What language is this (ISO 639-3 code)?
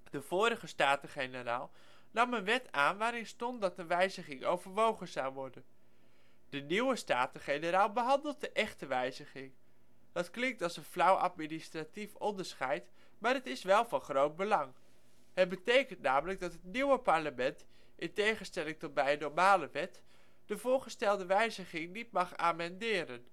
nld